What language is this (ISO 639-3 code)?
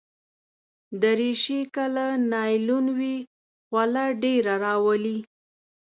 pus